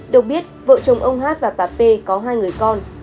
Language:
Vietnamese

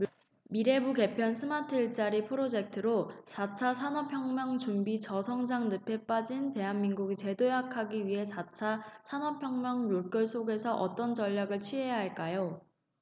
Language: Korean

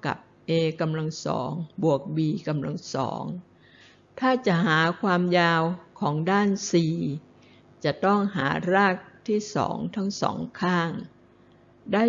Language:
Thai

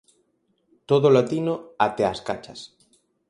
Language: Galician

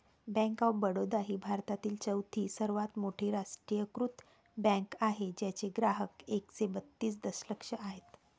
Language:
Marathi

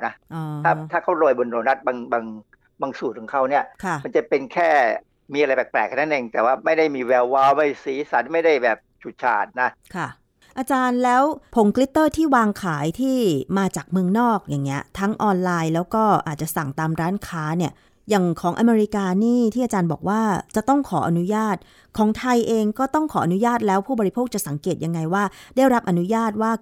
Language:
Thai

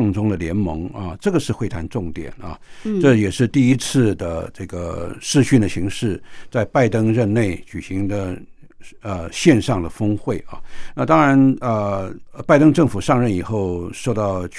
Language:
Chinese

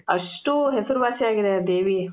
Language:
Kannada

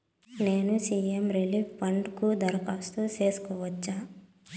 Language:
Telugu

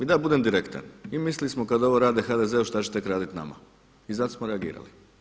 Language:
Croatian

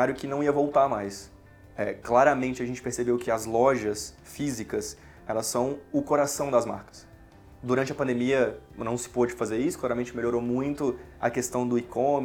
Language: Portuguese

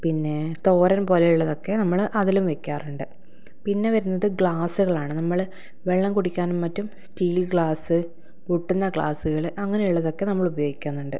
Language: Malayalam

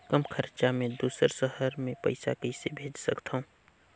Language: Chhattisgarhi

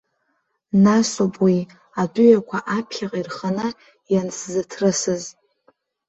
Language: Abkhazian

